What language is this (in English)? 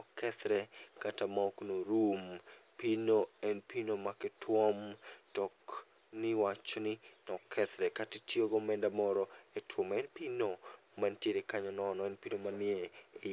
Luo (Kenya and Tanzania)